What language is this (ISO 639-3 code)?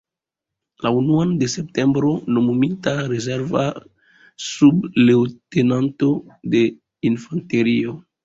epo